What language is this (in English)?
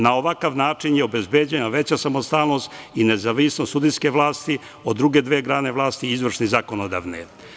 Serbian